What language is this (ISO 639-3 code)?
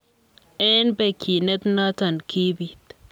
kln